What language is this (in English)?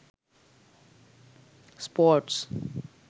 Sinhala